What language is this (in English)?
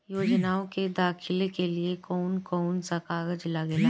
Bhojpuri